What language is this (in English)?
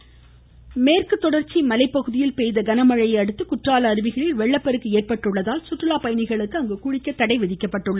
Tamil